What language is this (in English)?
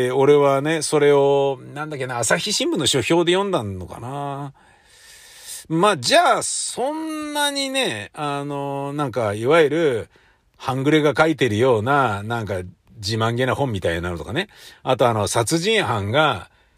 Japanese